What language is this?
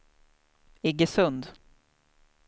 Swedish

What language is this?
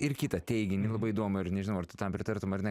Lithuanian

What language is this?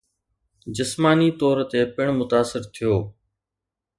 Sindhi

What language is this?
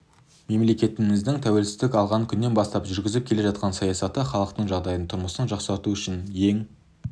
Kazakh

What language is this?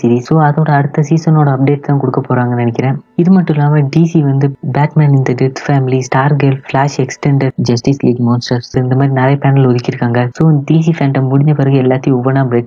Malayalam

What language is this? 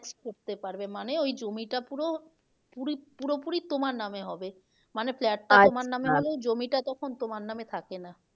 Bangla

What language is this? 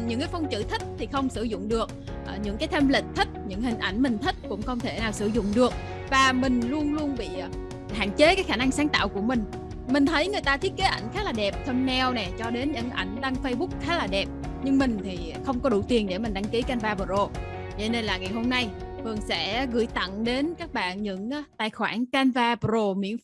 Vietnamese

